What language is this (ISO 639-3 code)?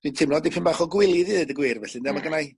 cym